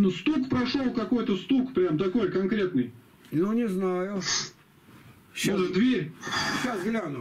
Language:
Russian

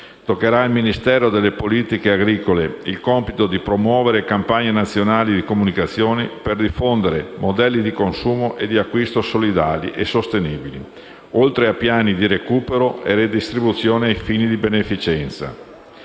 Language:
Italian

